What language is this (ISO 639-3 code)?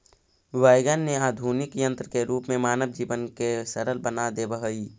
mag